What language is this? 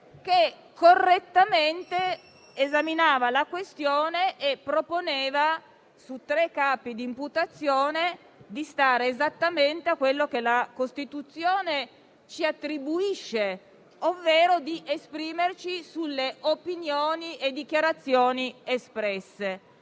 Italian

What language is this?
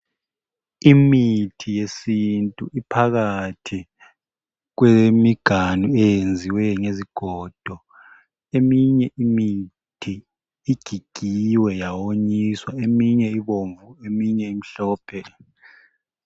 North Ndebele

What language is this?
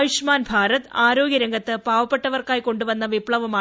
Malayalam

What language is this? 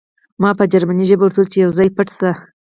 Pashto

